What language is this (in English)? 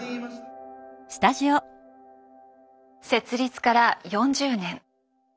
Japanese